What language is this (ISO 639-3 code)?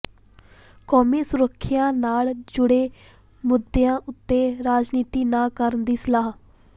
pan